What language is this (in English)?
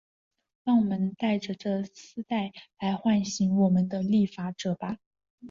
Chinese